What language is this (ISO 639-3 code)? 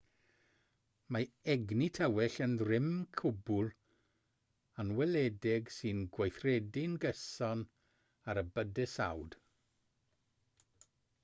cym